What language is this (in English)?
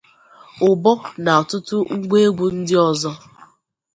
Igbo